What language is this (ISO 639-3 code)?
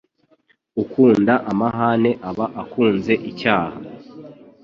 kin